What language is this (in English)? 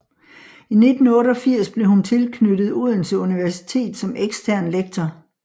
Danish